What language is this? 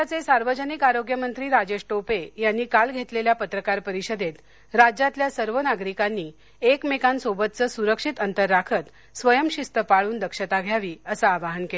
Marathi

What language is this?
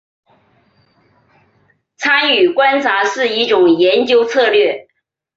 Chinese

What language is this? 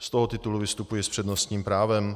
Czech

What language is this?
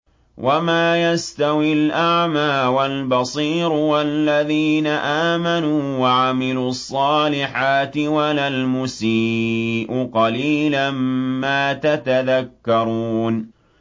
Arabic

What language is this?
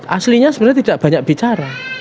Indonesian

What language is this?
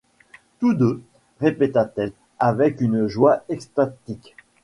French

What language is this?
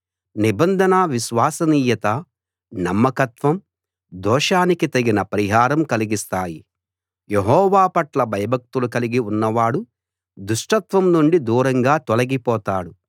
Telugu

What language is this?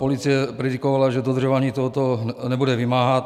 Czech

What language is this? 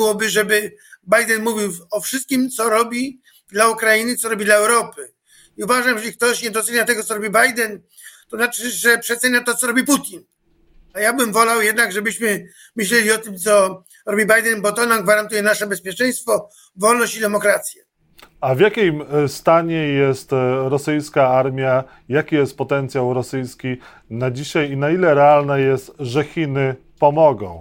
Polish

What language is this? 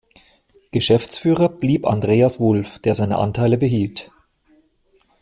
German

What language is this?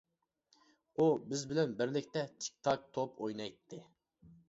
Uyghur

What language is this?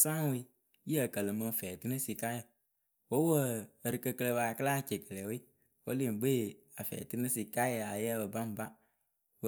Akebu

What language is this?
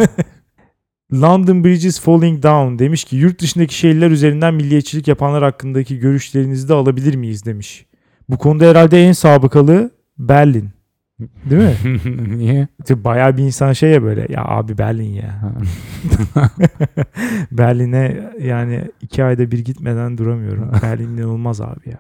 Turkish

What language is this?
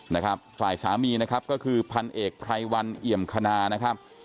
Thai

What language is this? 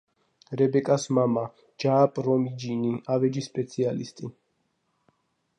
Georgian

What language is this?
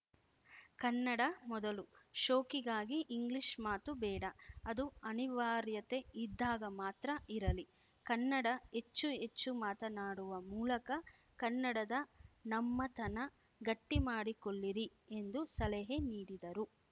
Kannada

